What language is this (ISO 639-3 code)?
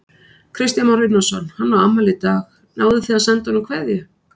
isl